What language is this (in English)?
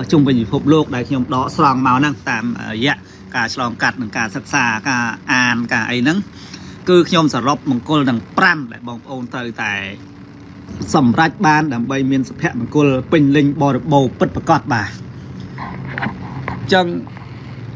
Thai